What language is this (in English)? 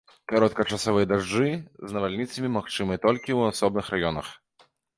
Belarusian